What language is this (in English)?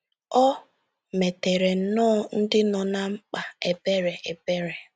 Igbo